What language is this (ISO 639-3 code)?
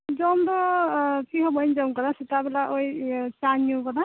sat